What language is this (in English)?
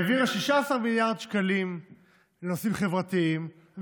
Hebrew